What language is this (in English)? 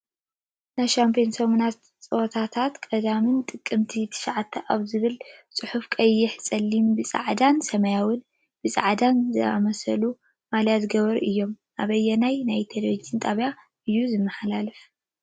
Tigrinya